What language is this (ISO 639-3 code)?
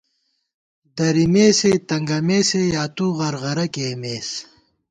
gwt